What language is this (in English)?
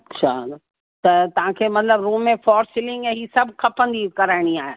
Sindhi